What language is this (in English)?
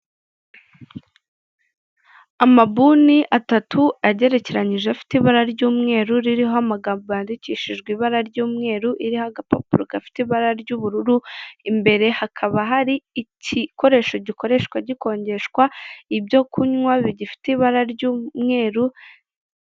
Kinyarwanda